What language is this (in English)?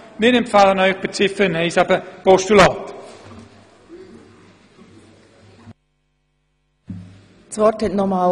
Swiss German